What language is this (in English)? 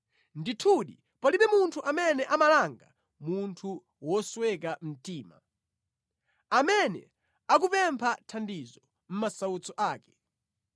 Nyanja